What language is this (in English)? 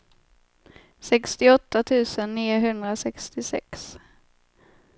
Swedish